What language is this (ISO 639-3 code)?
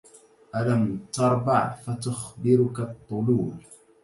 ara